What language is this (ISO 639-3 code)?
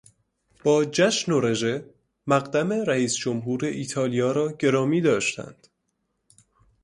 fas